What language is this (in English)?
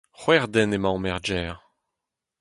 Breton